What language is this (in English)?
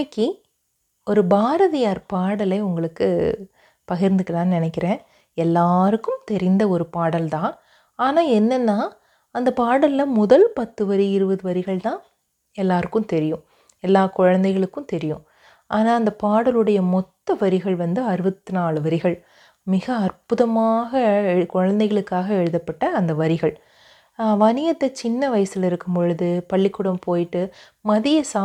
Tamil